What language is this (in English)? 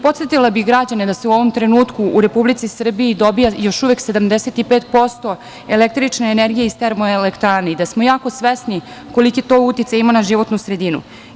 Serbian